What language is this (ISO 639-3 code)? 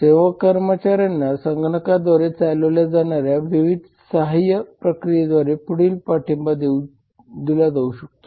mar